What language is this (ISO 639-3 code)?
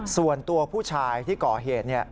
tha